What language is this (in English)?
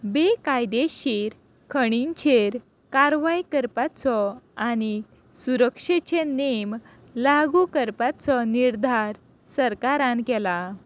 Konkani